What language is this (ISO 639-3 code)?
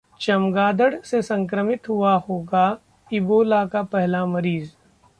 hin